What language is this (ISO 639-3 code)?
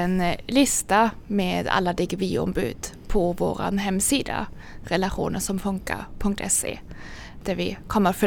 swe